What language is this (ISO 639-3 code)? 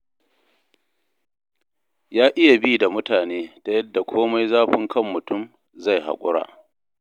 hau